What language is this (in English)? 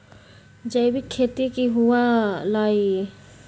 Magahi